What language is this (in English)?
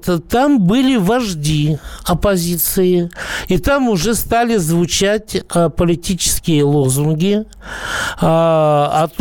Russian